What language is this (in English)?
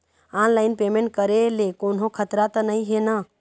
Chhattisgarhi